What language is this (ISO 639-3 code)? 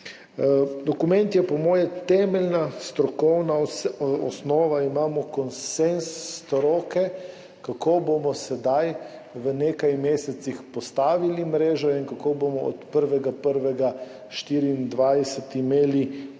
slv